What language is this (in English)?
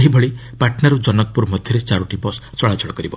Odia